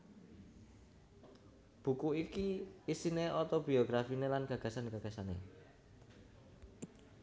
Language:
Javanese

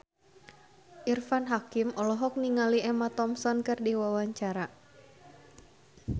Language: Sundanese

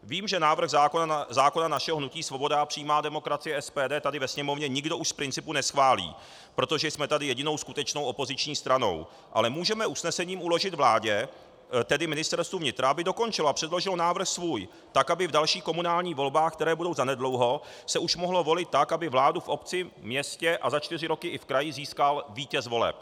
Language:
Czech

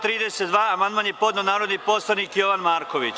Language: Serbian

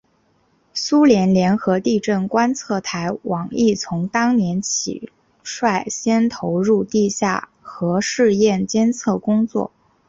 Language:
Chinese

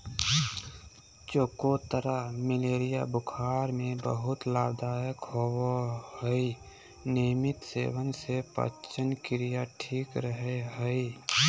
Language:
Magahi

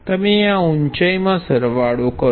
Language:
Gujarati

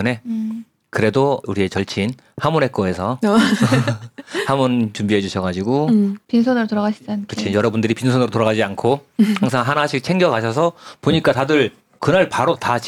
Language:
Korean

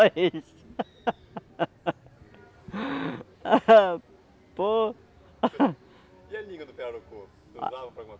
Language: Portuguese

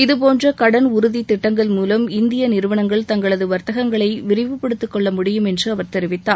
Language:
Tamil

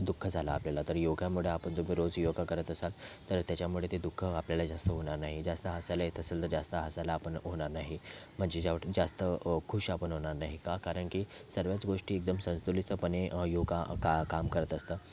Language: Marathi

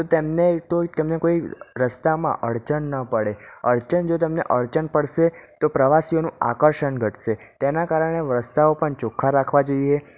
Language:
Gujarati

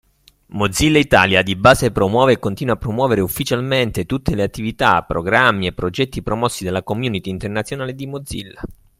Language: Italian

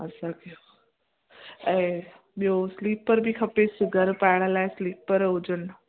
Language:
Sindhi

